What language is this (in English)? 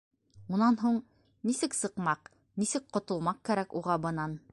Bashkir